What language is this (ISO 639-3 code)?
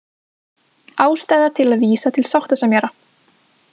isl